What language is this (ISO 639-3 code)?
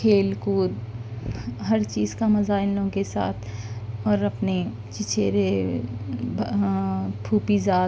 urd